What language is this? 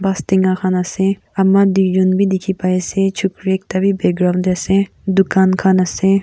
Naga Pidgin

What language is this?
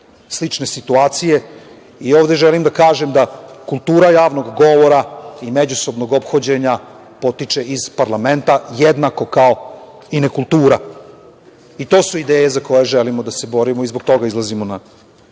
Serbian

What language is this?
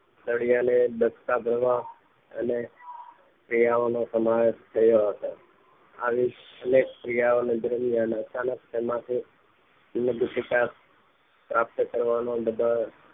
Gujarati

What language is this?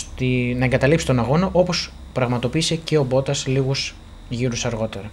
Greek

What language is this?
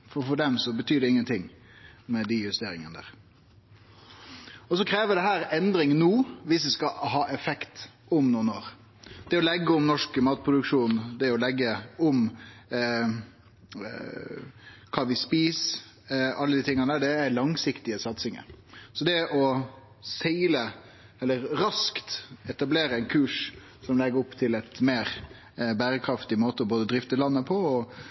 Norwegian Nynorsk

